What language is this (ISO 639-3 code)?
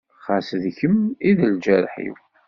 kab